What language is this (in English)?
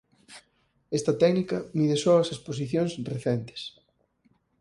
Galician